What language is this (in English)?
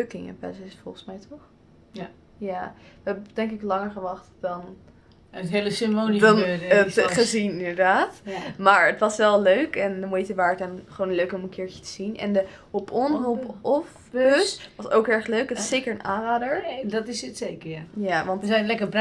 Dutch